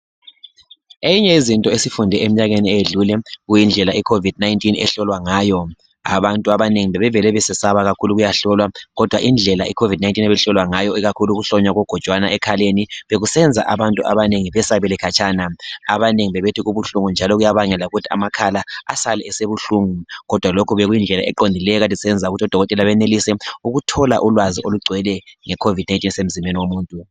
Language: North Ndebele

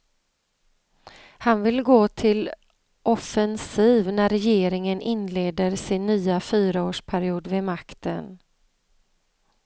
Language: Swedish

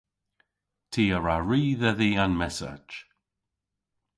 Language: Cornish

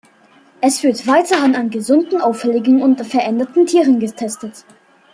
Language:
German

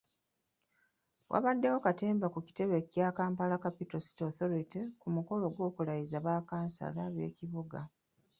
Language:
Ganda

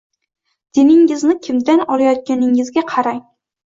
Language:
Uzbek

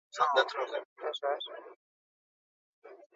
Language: Basque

